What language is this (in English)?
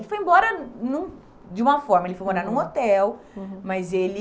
Portuguese